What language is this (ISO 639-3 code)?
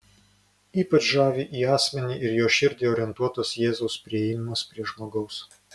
lit